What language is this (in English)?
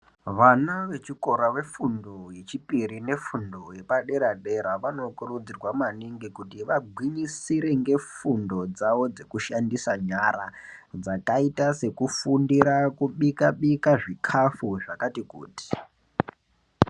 Ndau